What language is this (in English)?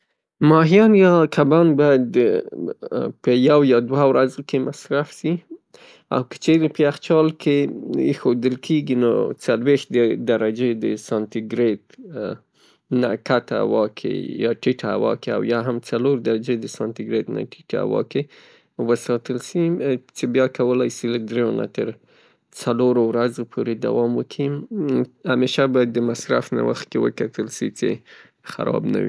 Pashto